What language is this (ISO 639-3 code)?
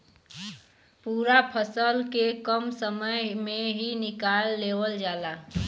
bho